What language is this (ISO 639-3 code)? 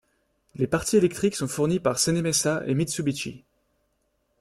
fra